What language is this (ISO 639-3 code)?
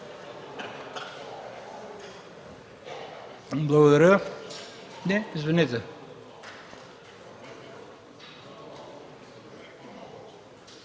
bul